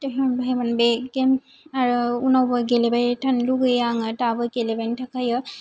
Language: Bodo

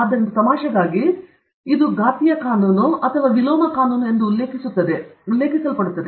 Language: Kannada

